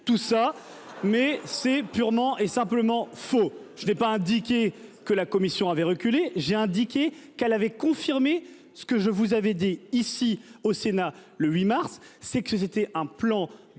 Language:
French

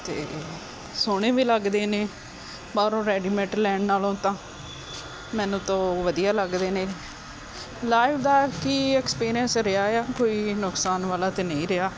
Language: Punjabi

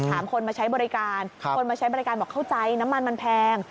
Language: Thai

